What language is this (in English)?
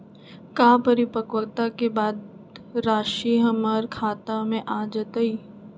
Magahi